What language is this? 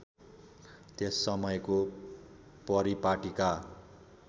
Nepali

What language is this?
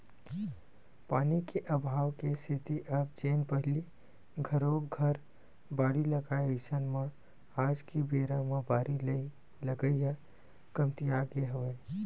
Chhattisgarhi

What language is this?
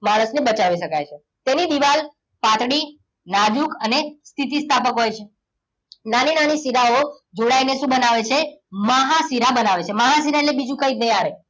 Gujarati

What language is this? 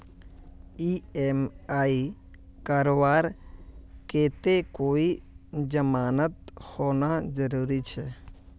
Magahi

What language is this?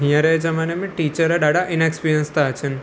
Sindhi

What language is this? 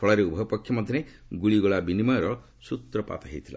Odia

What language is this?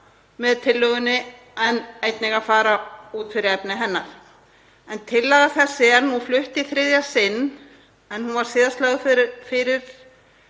Icelandic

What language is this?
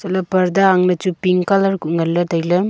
Wancho Naga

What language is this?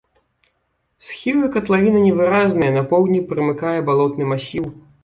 Belarusian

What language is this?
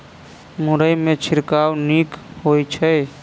Maithili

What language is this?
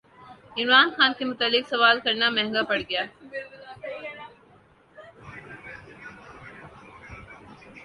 Urdu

